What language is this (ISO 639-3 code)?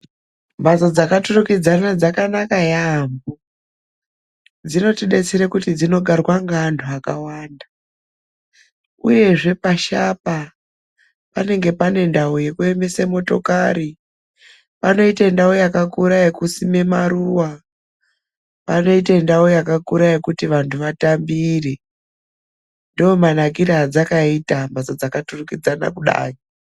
ndc